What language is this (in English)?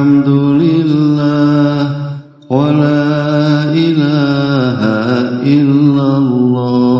Indonesian